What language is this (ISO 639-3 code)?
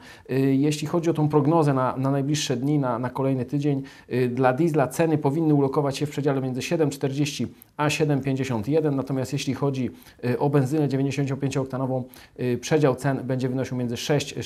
pol